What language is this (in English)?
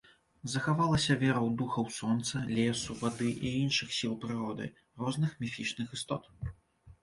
Belarusian